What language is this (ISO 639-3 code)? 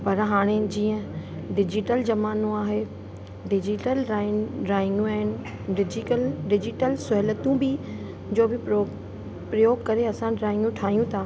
snd